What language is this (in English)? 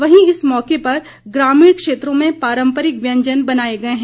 Hindi